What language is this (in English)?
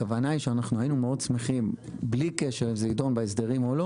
Hebrew